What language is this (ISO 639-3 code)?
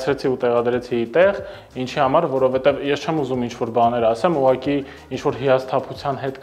ron